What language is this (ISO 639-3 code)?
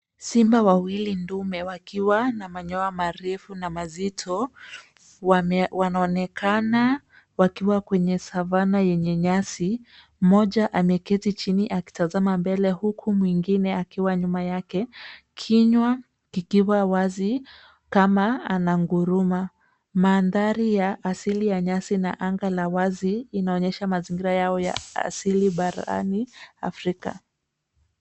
swa